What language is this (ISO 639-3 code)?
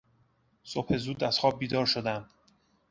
fas